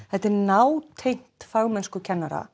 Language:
Icelandic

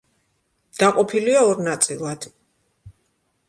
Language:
Georgian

